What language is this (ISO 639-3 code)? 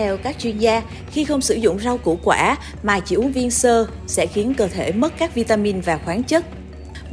vie